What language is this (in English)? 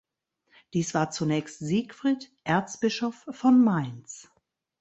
German